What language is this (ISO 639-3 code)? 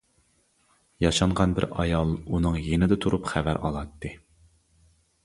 uig